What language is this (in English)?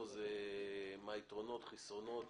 Hebrew